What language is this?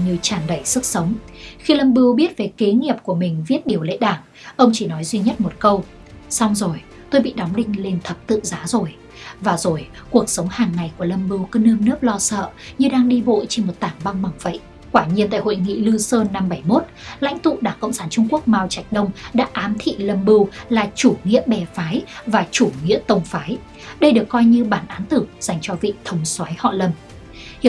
Vietnamese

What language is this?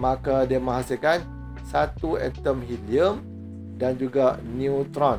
Malay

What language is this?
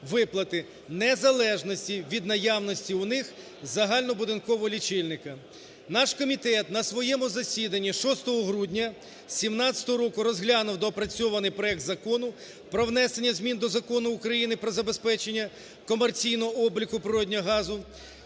Ukrainian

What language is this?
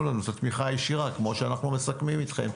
Hebrew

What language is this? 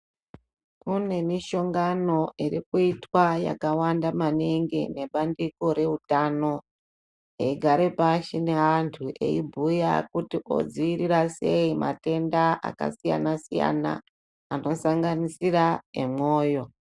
Ndau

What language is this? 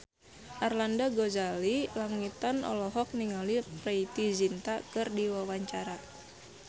Sundanese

